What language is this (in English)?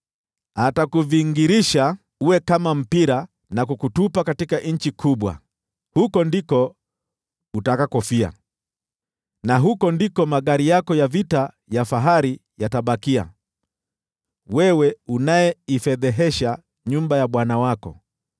Swahili